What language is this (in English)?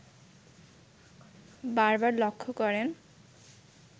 Bangla